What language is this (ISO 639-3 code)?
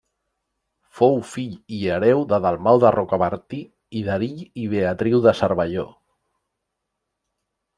cat